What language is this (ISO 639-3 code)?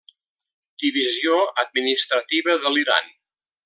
cat